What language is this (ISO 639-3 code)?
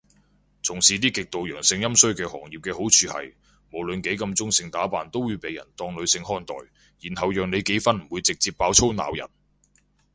yue